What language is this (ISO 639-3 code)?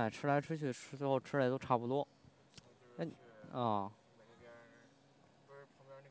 zho